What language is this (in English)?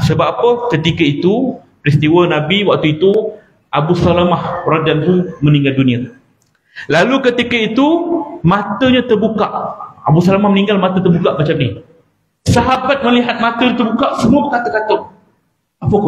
Malay